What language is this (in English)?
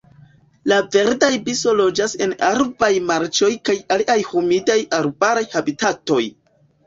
Esperanto